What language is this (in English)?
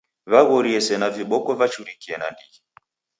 Taita